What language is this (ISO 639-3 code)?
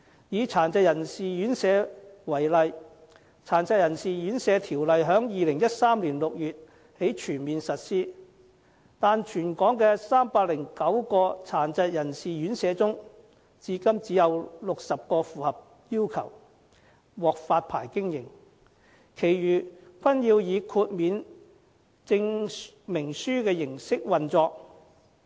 yue